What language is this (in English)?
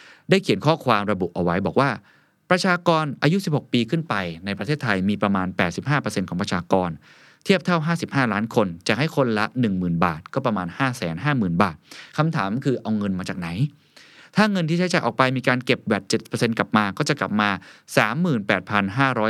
Thai